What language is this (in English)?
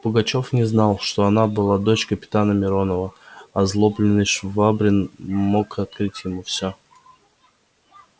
Russian